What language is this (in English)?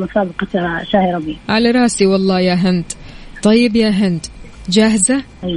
Arabic